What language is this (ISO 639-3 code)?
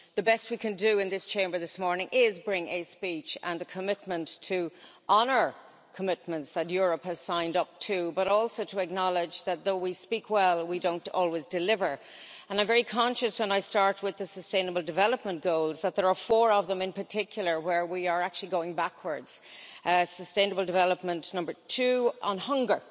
eng